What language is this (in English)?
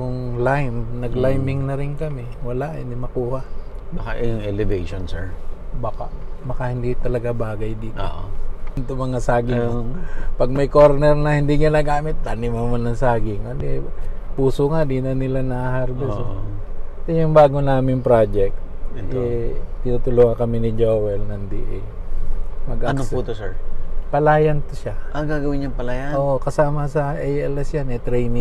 Filipino